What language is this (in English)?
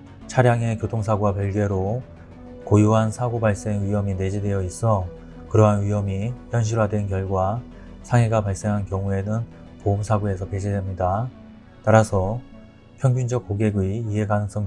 Korean